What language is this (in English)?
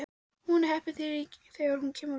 Icelandic